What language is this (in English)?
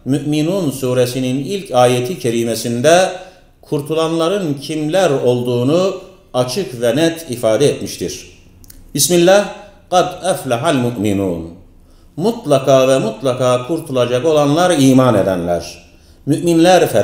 Turkish